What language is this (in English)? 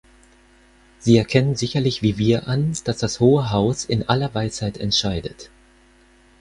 German